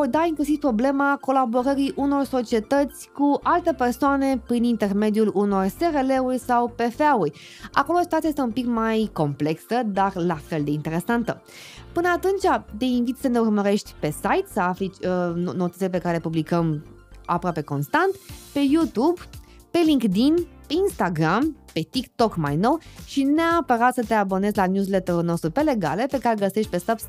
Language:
Romanian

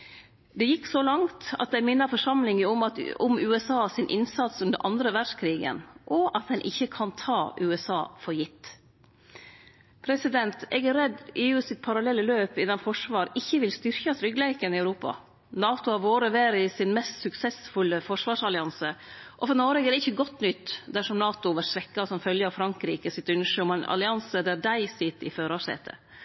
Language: Norwegian Nynorsk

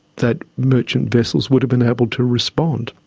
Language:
English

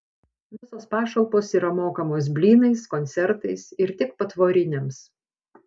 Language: Lithuanian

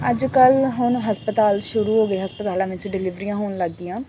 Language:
Punjabi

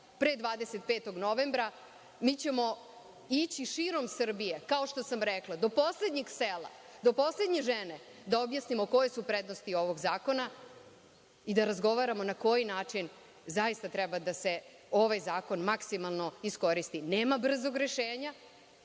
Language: Serbian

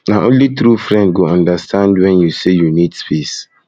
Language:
Nigerian Pidgin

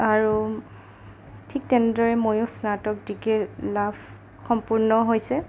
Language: Assamese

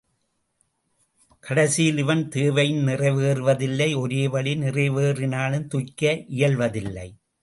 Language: Tamil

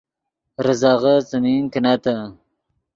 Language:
Yidgha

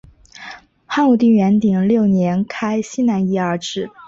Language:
Chinese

